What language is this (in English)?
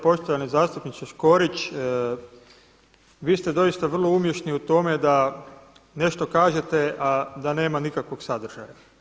Croatian